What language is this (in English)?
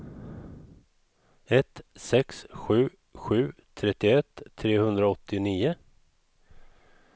Swedish